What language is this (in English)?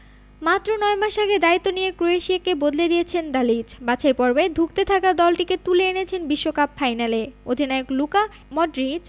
Bangla